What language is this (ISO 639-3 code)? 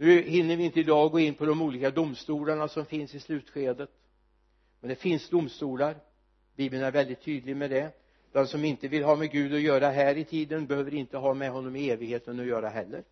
swe